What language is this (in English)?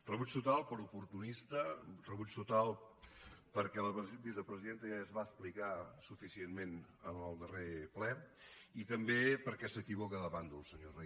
Catalan